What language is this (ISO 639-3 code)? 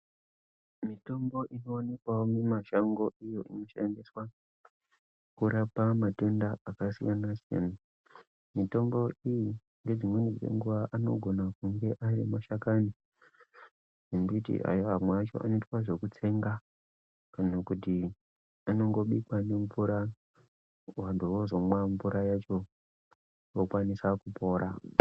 ndc